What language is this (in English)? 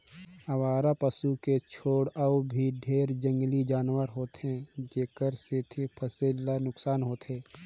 Chhattisgarhi